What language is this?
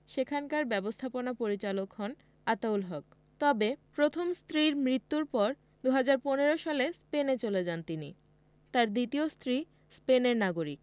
Bangla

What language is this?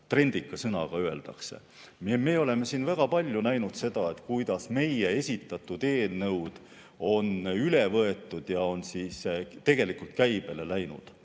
Estonian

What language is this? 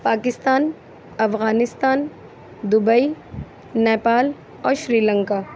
Urdu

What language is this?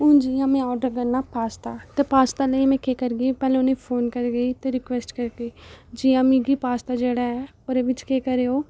Dogri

